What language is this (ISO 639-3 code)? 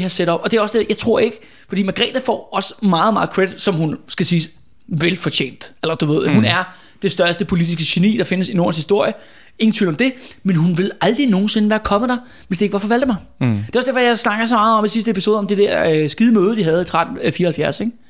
dan